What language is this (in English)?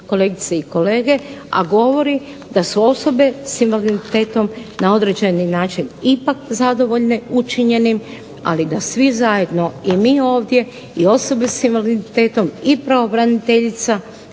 Croatian